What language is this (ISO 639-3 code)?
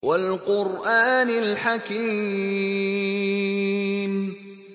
ara